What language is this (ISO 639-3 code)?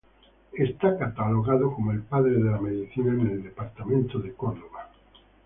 spa